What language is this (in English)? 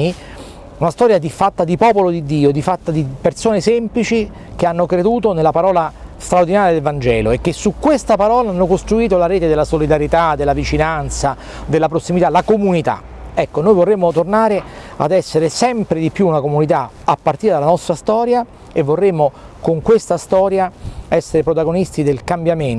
Italian